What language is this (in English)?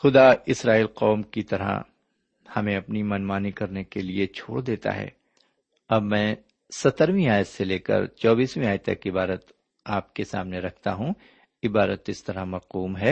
Urdu